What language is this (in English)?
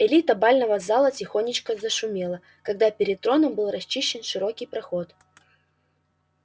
Russian